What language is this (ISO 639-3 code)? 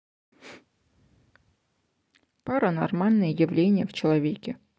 rus